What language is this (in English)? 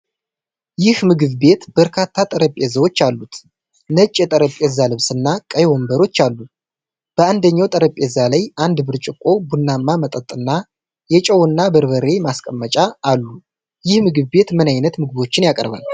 Amharic